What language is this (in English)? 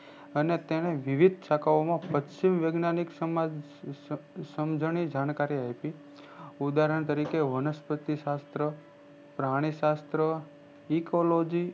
Gujarati